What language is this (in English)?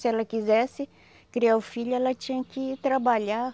Portuguese